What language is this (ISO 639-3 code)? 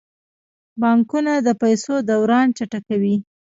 pus